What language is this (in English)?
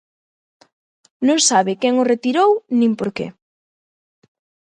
Galician